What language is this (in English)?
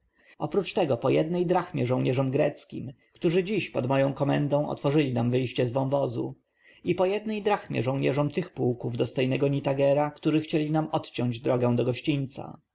Polish